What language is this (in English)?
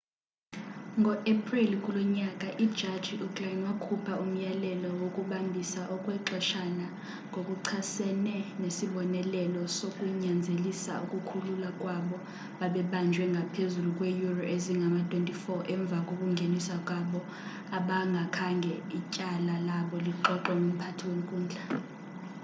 Xhosa